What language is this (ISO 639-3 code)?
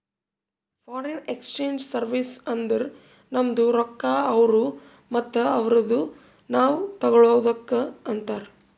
kan